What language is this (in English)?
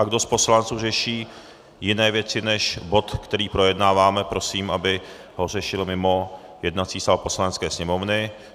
Czech